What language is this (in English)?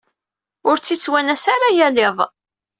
Kabyle